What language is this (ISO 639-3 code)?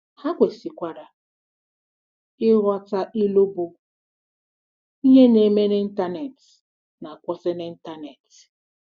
ibo